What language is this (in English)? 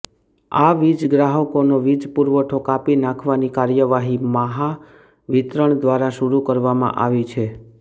Gujarati